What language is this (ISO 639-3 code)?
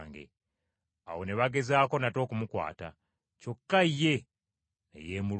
lug